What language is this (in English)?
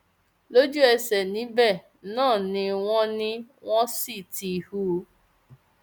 Yoruba